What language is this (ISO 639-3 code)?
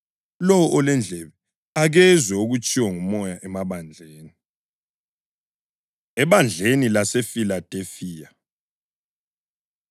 nde